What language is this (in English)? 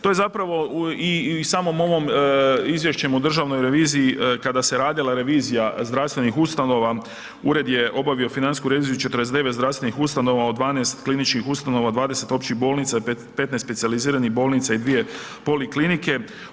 Croatian